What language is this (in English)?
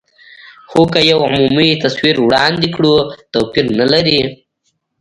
Pashto